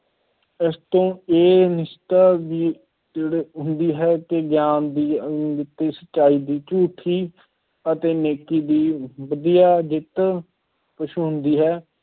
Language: Punjabi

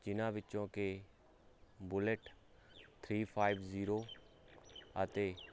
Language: Punjabi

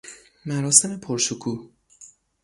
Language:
Persian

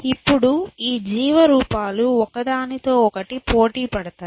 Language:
Telugu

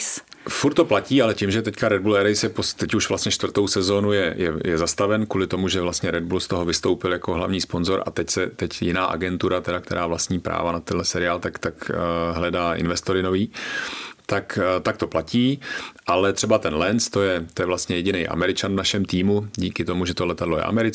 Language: Czech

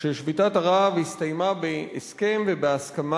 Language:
Hebrew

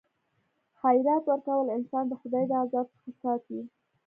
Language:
Pashto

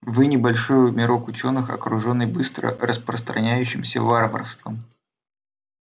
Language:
Russian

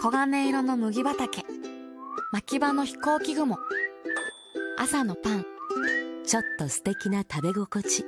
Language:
Japanese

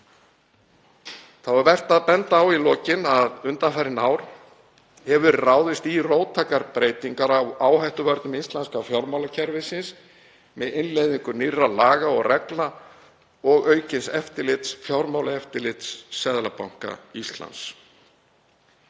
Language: Icelandic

